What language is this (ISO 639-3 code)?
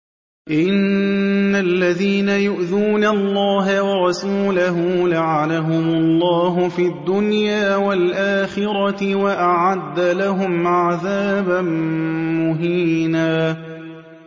ara